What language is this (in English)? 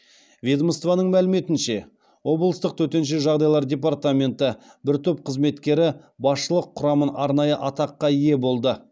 Kazakh